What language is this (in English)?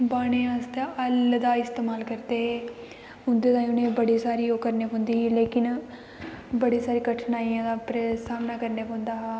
Dogri